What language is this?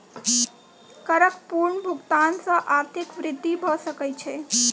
Maithili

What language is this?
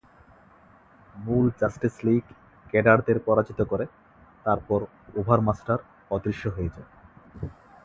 Bangla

